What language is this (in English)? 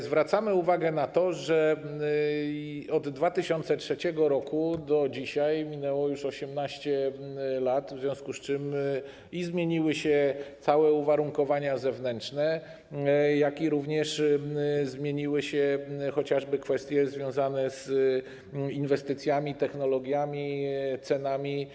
Polish